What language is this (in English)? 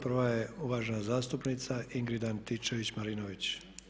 Croatian